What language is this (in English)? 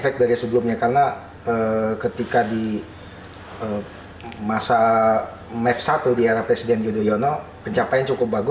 Indonesian